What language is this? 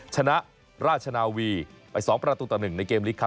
Thai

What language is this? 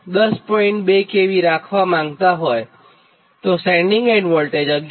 Gujarati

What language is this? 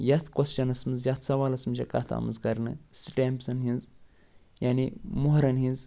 Kashmiri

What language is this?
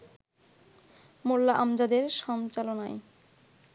Bangla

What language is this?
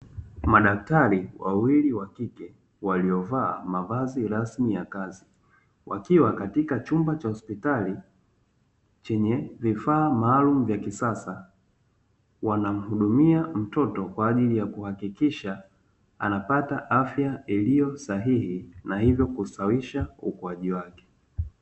Swahili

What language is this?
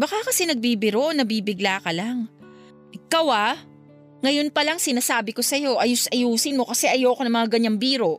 Filipino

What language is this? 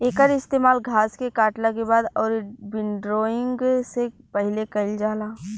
Bhojpuri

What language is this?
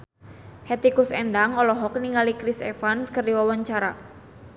Sundanese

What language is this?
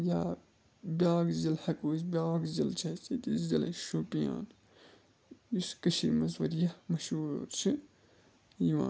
Kashmiri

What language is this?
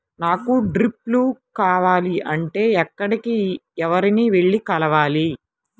Telugu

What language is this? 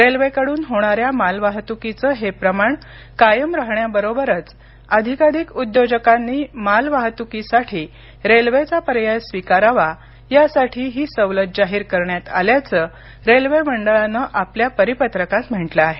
Marathi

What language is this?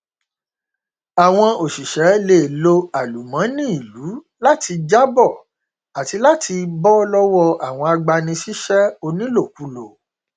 Yoruba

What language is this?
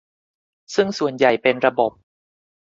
Thai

